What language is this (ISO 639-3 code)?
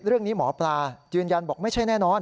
tha